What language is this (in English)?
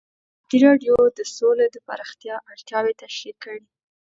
Pashto